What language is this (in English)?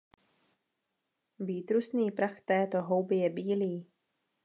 Czech